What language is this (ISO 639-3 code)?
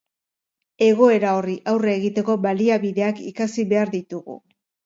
eus